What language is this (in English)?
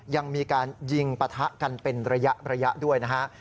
Thai